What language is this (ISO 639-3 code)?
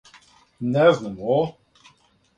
srp